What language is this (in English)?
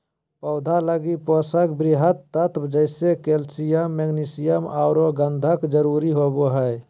Magahi